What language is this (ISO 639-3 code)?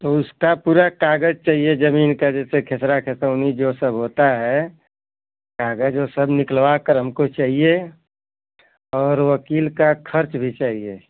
hin